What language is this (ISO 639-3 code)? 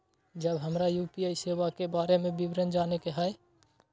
mai